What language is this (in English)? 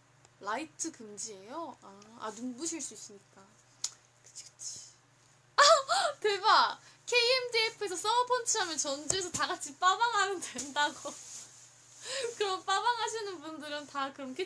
Korean